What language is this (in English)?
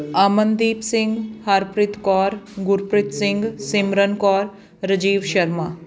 Punjabi